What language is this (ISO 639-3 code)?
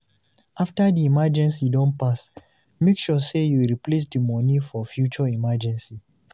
pcm